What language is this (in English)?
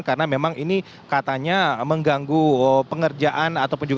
Indonesian